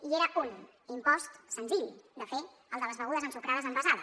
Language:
Catalan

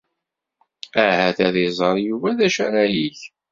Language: Kabyle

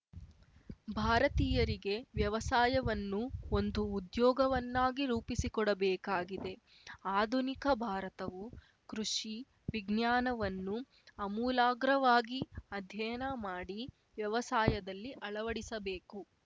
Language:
Kannada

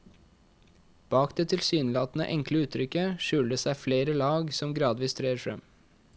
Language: Norwegian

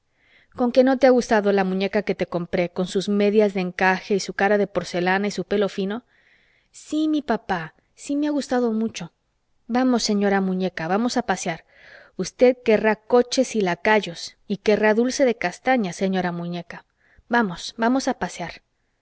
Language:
Spanish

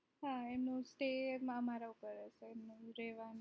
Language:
Gujarati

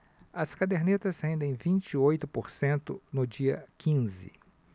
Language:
Portuguese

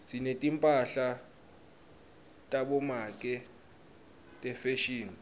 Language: Swati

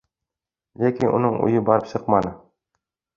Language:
Bashkir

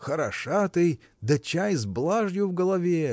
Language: Russian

